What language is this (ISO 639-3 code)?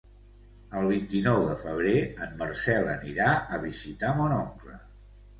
cat